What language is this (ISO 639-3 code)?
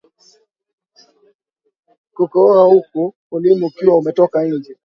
swa